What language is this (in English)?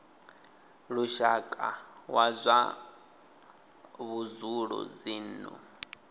Venda